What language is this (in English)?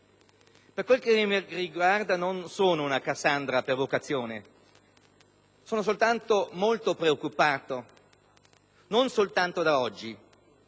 Italian